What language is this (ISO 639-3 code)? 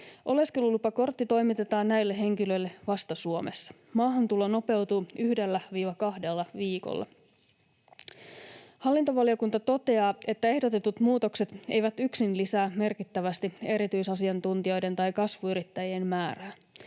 fin